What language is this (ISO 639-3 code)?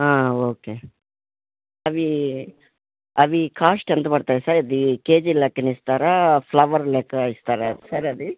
tel